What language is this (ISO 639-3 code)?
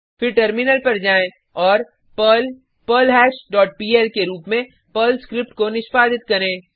hin